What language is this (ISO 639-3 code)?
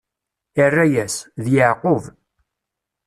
kab